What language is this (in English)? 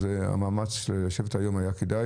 Hebrew